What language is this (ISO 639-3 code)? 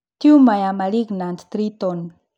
kik